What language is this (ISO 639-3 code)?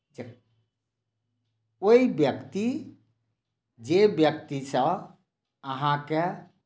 mai